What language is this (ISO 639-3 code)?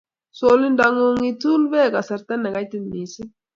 kln